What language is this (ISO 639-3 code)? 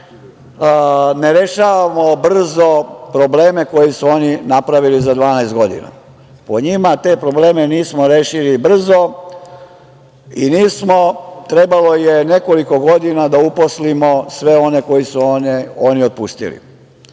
srp